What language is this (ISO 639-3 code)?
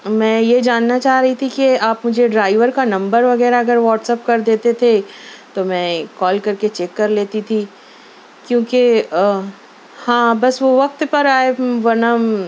urd